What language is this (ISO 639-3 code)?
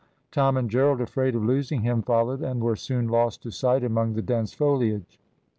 eng